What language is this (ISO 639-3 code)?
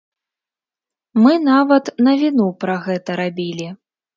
bel